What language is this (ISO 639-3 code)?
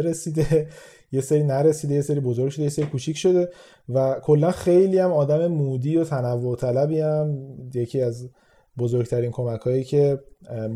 fas